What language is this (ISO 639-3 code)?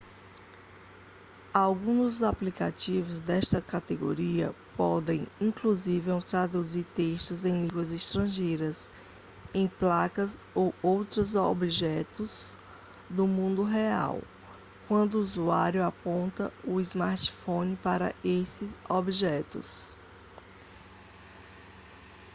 por